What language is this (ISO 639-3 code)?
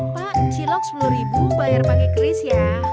ind